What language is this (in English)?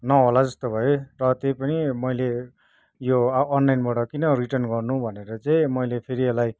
Nepali